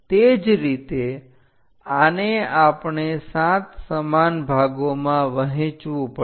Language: Gujarati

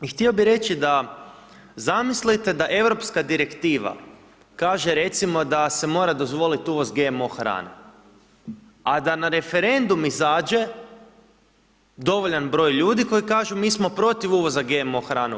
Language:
Croatian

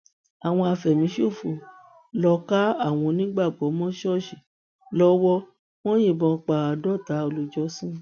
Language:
Yoruba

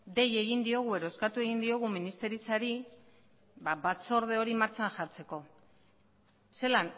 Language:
Basque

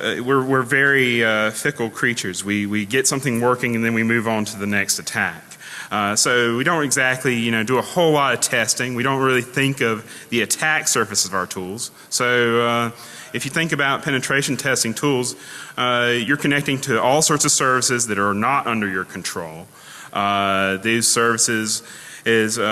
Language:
English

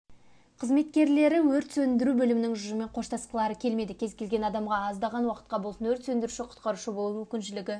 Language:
Kazakh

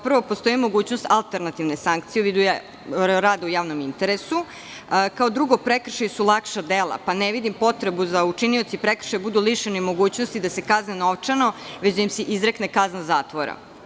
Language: Serbian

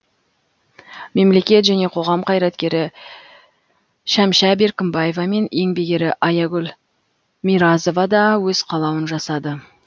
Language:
Kazakh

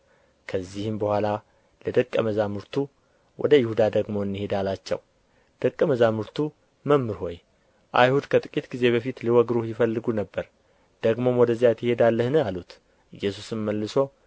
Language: Amharic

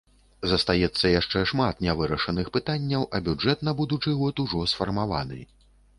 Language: Belarusian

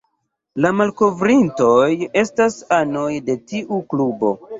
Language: Esperanto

